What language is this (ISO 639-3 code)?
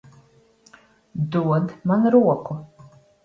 lav